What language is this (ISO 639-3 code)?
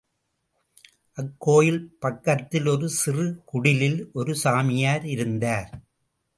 tam